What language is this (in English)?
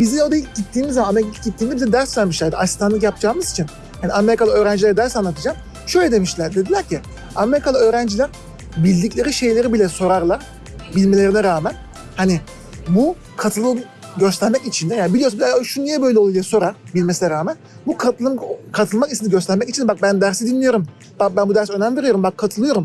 Turkish